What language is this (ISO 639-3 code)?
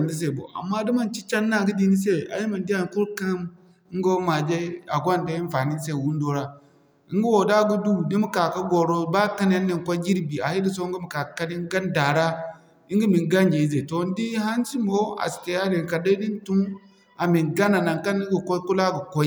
dje